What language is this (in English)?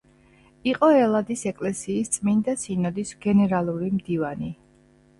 Georgian